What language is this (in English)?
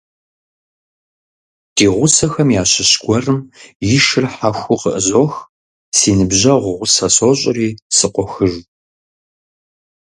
Kabardian